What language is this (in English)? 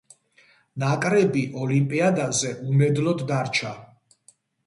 Georgian